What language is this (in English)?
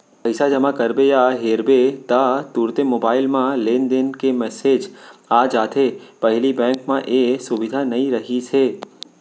Chhattisgarhi